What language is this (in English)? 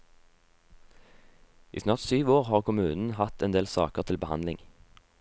Norwegian